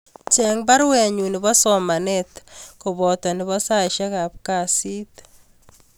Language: Kalenjin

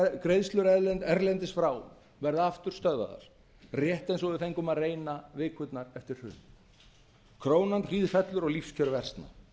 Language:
Icelandic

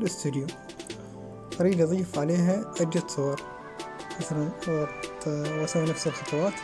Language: Arabic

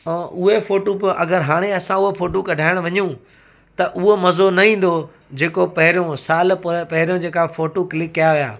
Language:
Sindhi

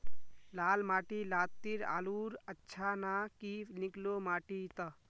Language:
Magahi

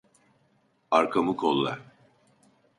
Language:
Turkish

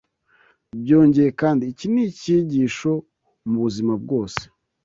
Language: Kinyarwanda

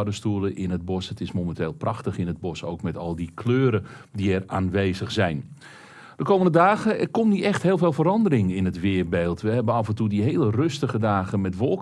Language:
Dutch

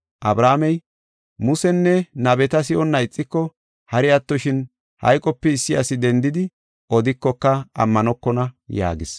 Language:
Gofa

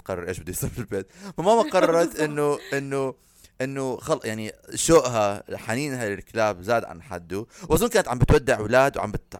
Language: Arabic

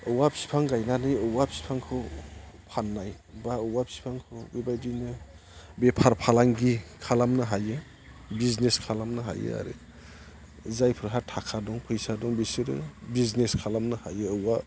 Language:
Bodo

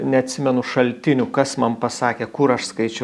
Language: Lithuanian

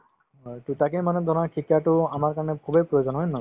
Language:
Assamese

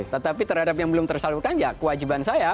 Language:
Indonesian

